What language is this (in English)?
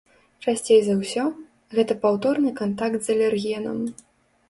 Belarusian